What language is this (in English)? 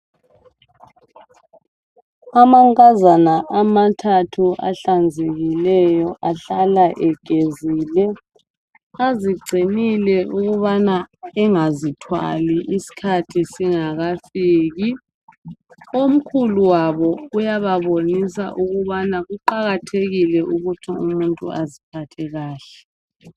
North Ndebele